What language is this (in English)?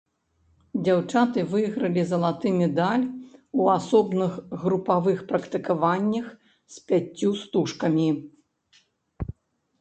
Belarusian